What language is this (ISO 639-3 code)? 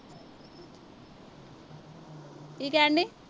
pan